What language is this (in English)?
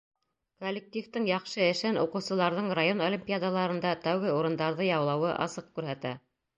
Bashkir